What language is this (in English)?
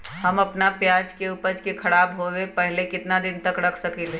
Magahi